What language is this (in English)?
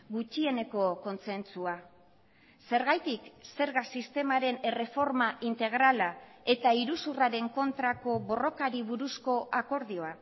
Basque